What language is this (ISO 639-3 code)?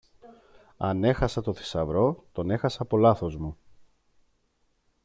ell